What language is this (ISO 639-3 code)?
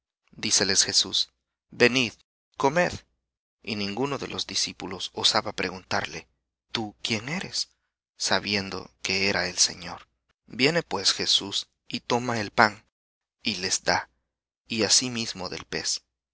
spa